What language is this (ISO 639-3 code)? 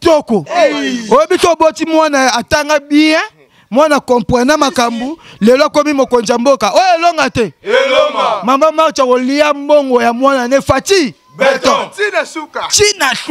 fra